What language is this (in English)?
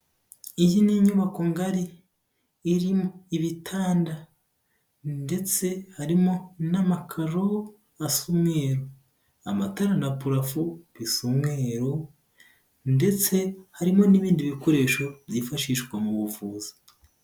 Kinyarwanda